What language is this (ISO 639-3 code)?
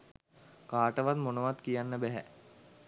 sin